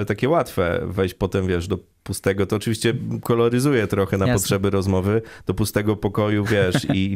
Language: Polish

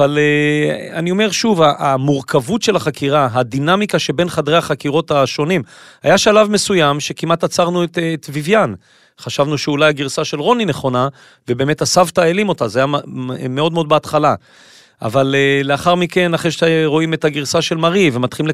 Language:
Hebrew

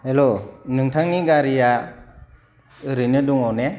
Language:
Bodo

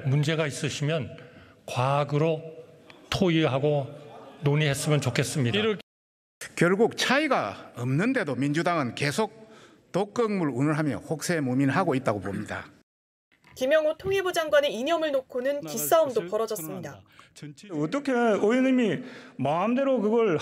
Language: Korean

